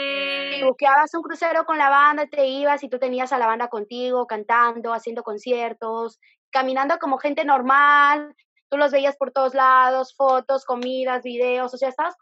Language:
Spanish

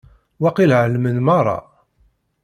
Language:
Kabyle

